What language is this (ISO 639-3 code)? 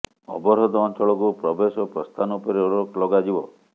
ori